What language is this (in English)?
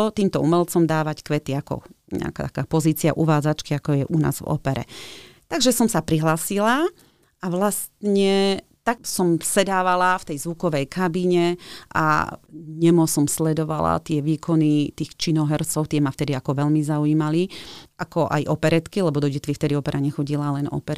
Slovak